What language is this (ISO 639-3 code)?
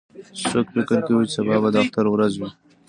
pus